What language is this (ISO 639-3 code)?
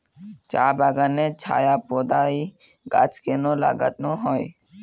ben